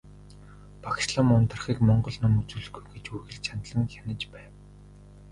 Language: Mongolian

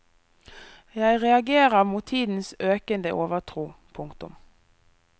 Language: Norwegian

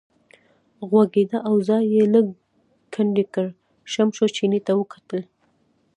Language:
Pashto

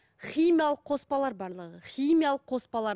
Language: Kazakh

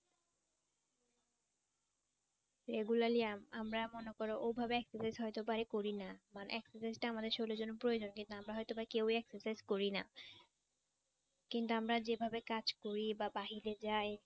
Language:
Bangla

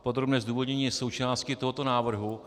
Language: Czech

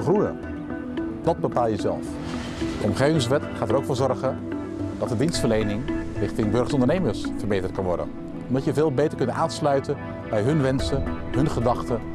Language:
Dutch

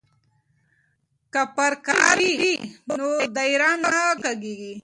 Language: Pashto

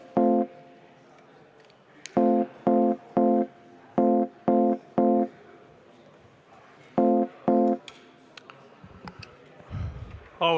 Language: Estonian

